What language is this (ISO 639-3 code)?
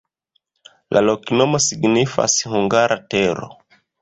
epo